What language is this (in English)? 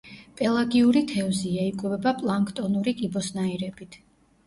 Georgian